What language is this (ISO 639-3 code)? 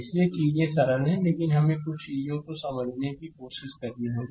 hin